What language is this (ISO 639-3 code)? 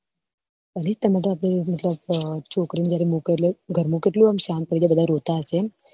guj